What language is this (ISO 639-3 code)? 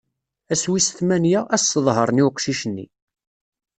kab